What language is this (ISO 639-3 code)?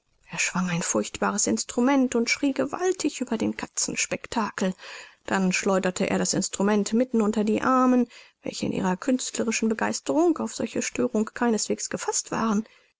deu